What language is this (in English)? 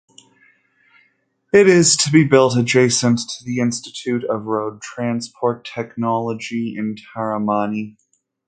English